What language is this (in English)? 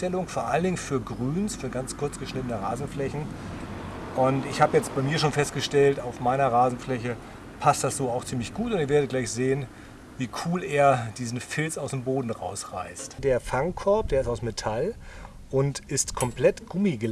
German